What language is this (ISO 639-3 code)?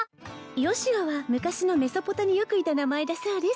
jpn